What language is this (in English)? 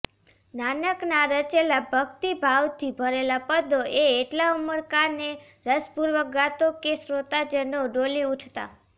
Gujarati